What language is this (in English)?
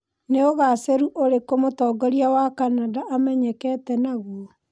Kikuyu